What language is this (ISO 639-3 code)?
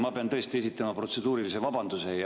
est